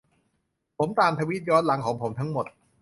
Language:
Thai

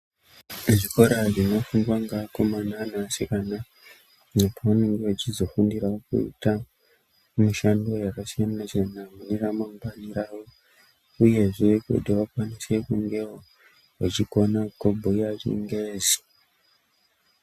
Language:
Ndau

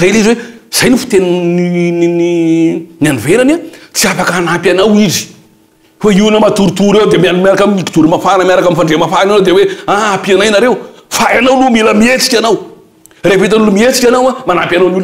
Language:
Romanian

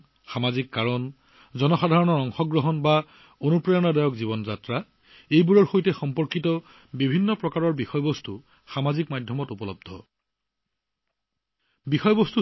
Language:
Assamese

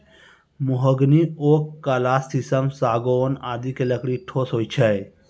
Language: Maithili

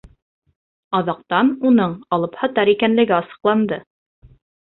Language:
Bashkir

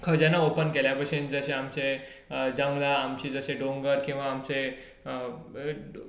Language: Konkani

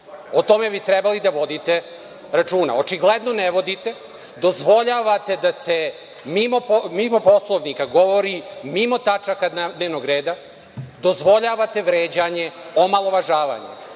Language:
Serbian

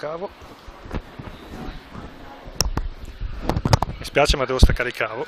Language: Italian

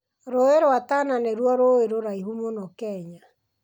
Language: Kikuyu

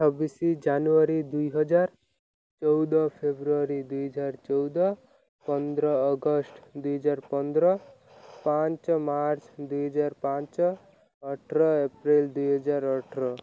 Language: Odia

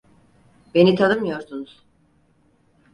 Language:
Turkish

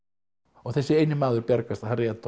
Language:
Icelandic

